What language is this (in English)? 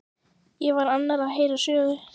Icelandic